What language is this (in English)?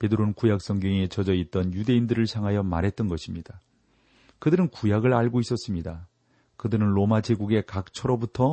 Korean